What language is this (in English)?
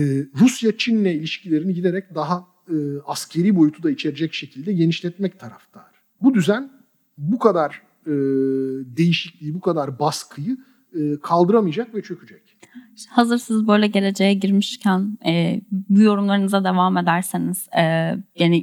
Turkish